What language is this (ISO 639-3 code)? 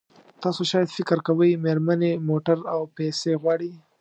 pus